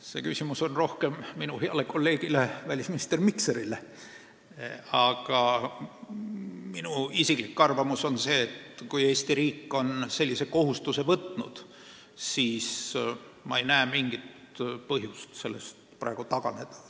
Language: Estonian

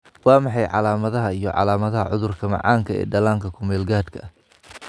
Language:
Somali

